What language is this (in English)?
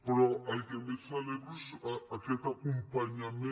Catalan